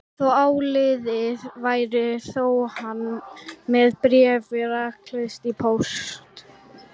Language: Icelandic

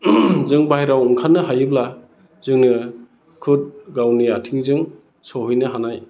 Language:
Bodo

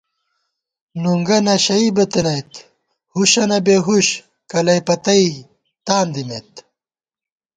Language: Gawar-Bati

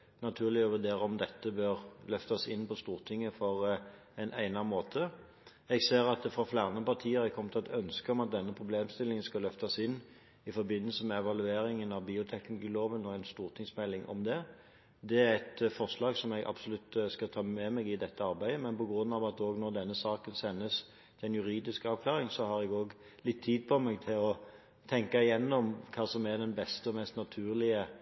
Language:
Norwegian Bokmål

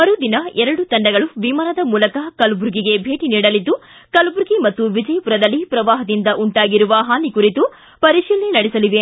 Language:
Kannada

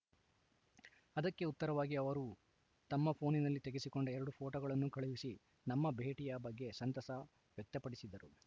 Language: Kannada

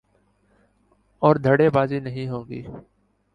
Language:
Urdu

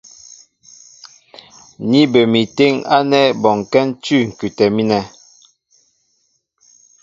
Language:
Mbo (Cameroon)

